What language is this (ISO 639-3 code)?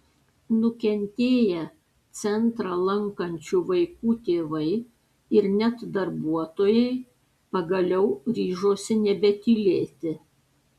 lit